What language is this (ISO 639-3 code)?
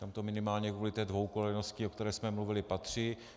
ces